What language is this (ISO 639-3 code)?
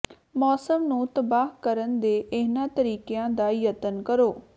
pan